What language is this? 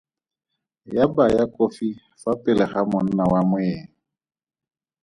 Tswana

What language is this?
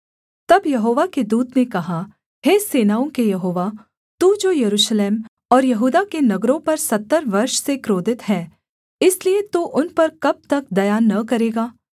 Hindi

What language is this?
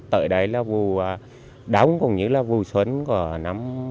Vietnamese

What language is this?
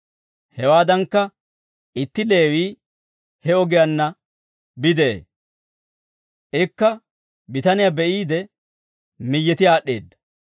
Dawro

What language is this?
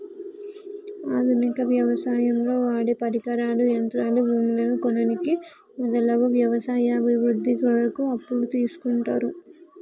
Telugu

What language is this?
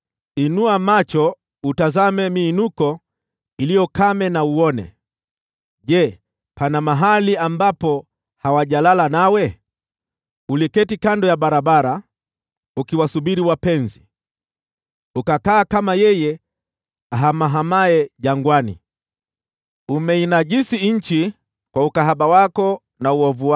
Swahili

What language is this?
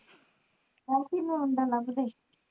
Punjabi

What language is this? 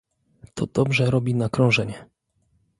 Polish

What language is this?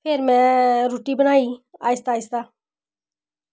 Dogri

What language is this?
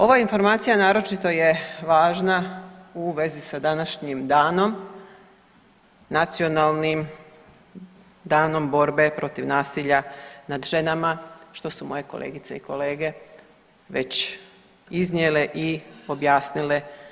Croatian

